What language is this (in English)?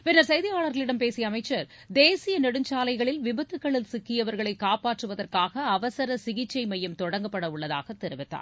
Tamil